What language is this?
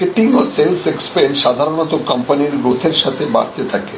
Bangla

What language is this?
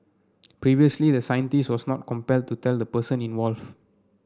English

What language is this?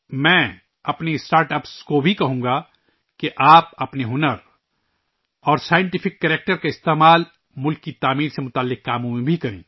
Urdu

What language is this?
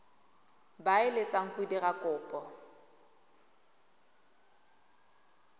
Tswana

